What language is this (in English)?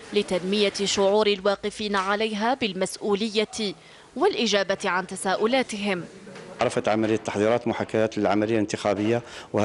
Arabic